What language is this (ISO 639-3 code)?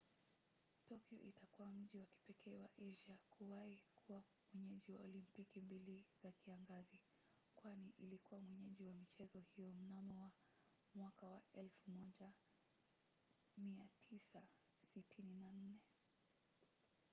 swa